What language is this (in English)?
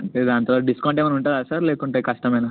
Telugu